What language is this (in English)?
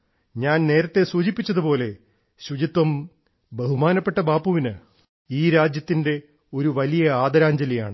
Malayalam